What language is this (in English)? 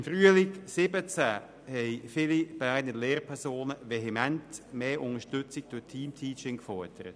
Swiss German